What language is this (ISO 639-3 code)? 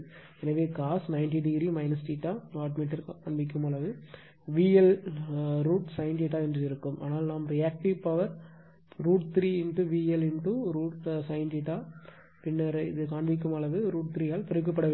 tam